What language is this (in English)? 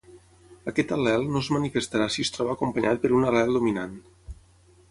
Catalan